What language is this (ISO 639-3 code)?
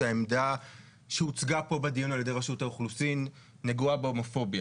heb